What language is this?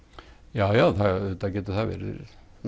Icelandic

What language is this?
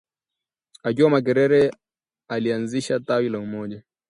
Swahili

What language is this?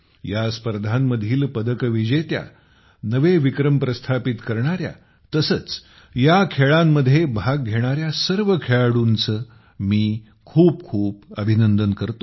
Marathi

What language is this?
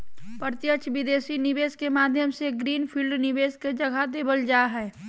Magahi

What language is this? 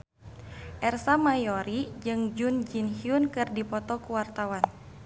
Sundanese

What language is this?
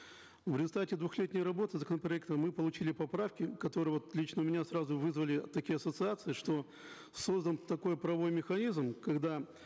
Kazakh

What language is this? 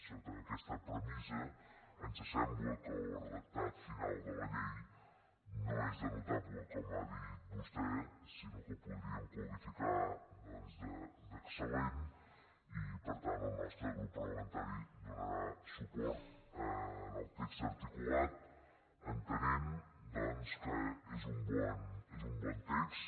Catalan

